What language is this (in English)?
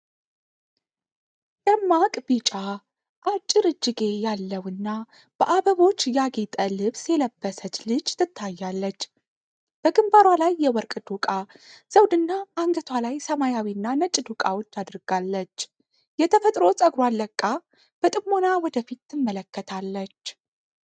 Amharic